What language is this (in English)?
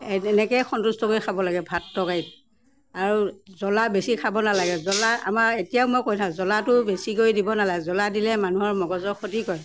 Assamese